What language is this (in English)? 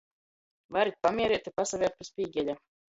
Latgalian